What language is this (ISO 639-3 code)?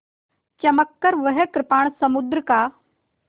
hin